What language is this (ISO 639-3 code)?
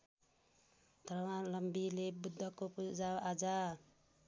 nep